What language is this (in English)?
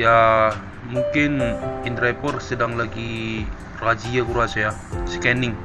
Indonesian